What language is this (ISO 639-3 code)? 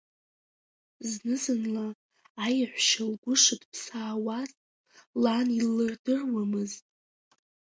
abk